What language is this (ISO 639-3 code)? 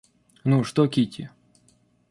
rus